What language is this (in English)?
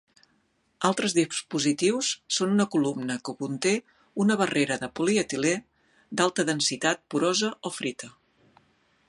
Catalan